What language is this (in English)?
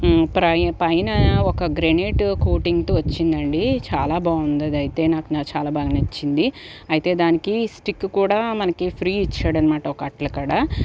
Telugu